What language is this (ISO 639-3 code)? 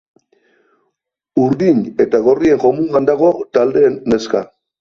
eus